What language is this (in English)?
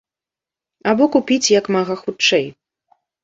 Belarusian